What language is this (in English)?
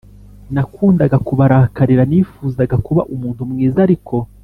Kinyarwanda